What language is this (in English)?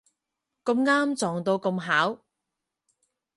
Cantonese